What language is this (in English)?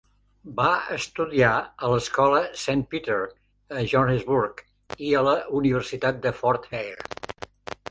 Catalan